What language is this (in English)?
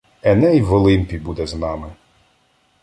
Ukrainian